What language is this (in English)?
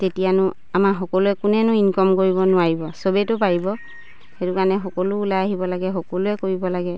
Assamese